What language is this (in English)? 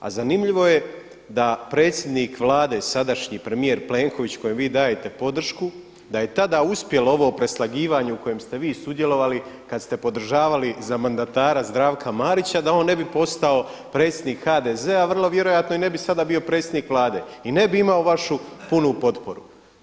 Croatian